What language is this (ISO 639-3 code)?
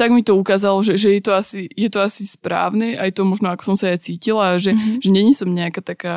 slk